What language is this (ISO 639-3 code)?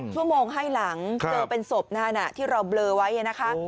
tha